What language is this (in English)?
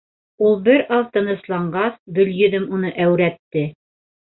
Bashkir